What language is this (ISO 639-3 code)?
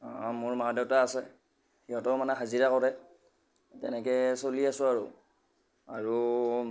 asm